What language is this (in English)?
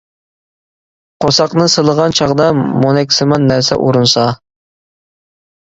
Uyghur